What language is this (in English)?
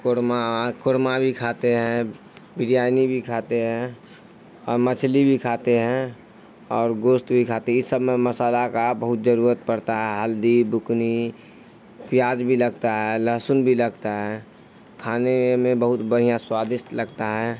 Urdu